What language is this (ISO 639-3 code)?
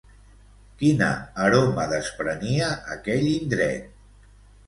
cat